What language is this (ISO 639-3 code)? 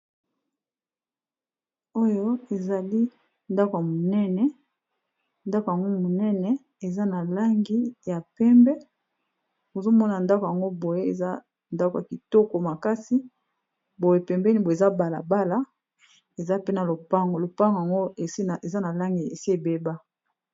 lin